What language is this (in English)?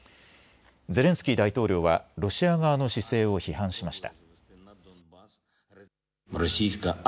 Japanese